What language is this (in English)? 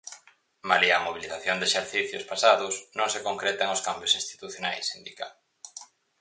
Galician